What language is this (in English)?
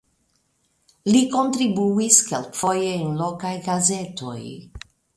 Esperanto